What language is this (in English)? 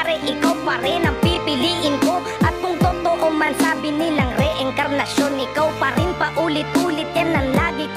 Indonesian